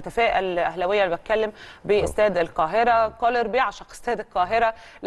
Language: Arabic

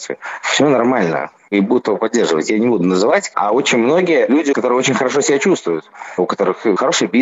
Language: Russian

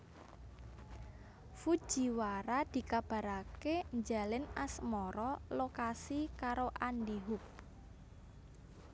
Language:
Javanese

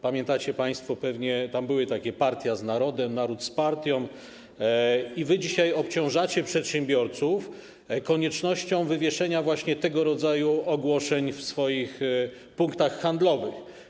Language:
Polish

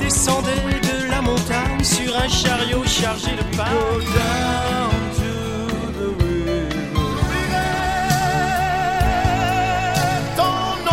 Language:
French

